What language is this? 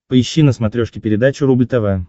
Russian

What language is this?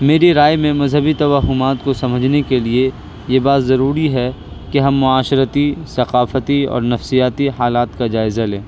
Urdu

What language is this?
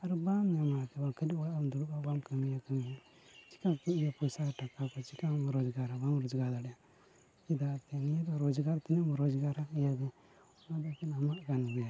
Santali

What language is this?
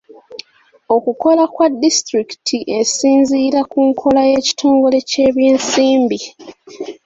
Ganda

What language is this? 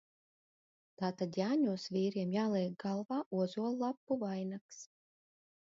Latvian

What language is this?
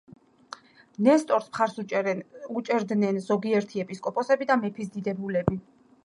Georgian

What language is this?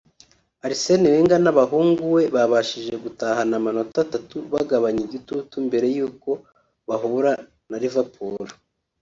Kinyarwanda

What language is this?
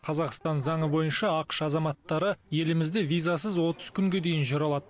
Kazakh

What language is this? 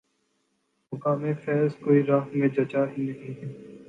Urdu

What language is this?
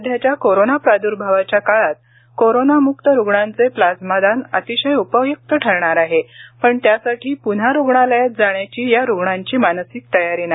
Marathi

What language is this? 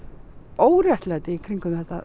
Icelandic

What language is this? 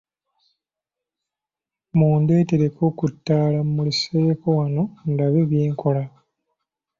Ganda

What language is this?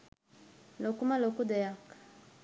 Sinhala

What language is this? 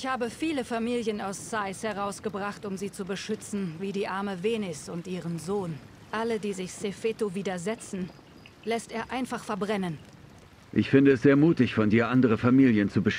German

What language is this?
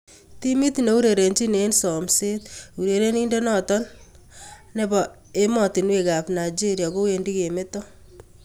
Kalenjin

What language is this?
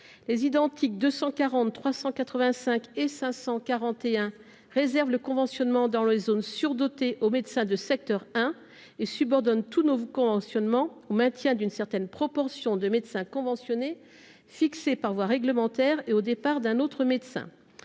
French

